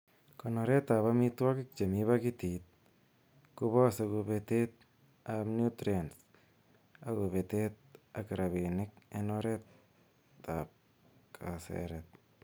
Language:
Kalenjin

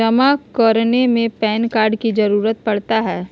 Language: Magahi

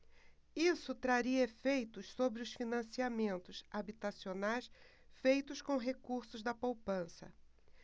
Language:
Portuguese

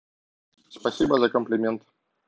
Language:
Russian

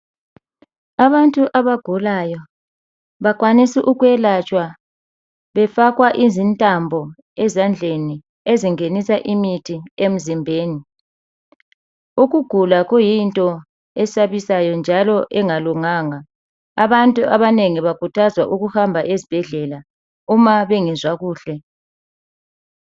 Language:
North Ndebele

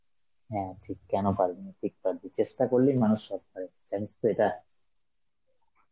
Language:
Bangla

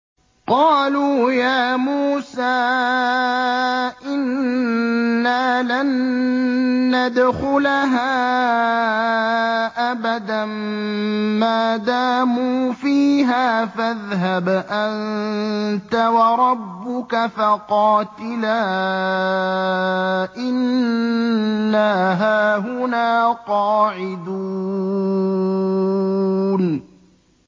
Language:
Arabic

